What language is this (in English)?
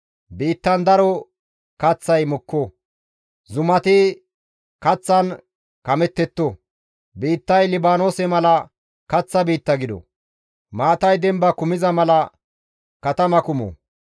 Gamo